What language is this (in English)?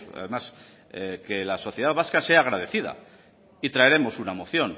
Spanish